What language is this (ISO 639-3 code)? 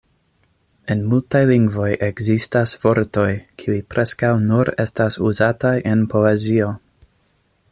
epo